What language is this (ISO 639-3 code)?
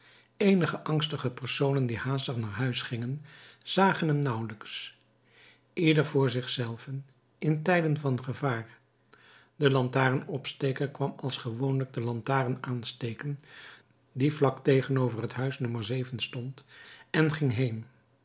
nld